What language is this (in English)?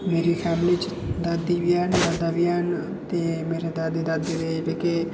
Dogri